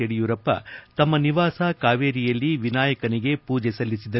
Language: Kannada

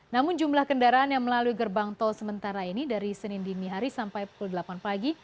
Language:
Indonesian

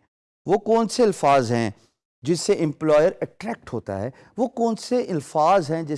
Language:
Urdu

